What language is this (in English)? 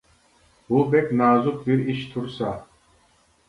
Uyghur